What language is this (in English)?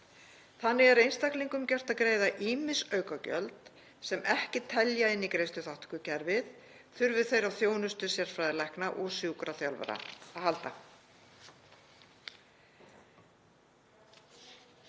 Icelandic